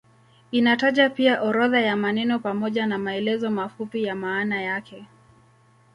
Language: Swahili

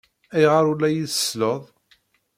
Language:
Kabyle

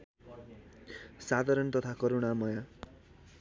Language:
Nepali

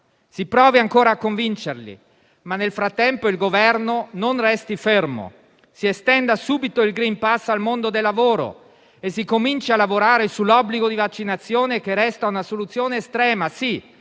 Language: Italian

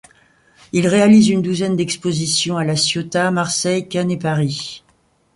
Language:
French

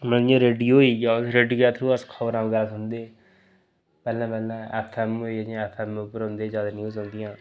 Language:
Dogri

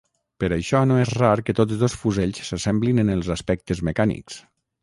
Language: Catalan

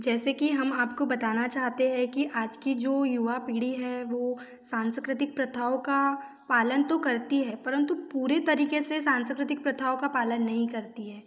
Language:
Hindi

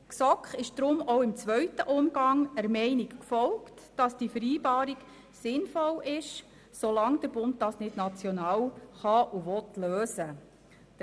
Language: Swiss German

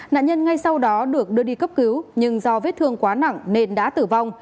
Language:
Vietnamese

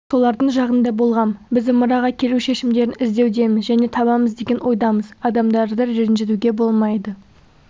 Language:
Kazakh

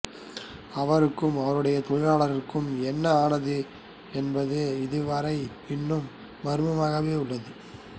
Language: Tamil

